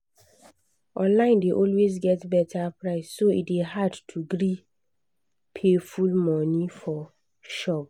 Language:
Nigerian Pidgin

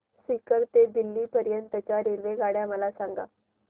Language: Marathi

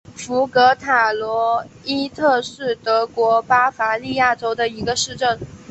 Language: Chinese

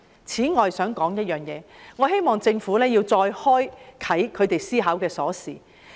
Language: Cantonese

